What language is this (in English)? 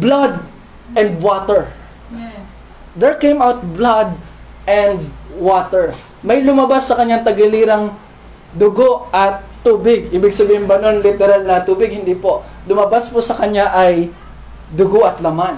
Filipino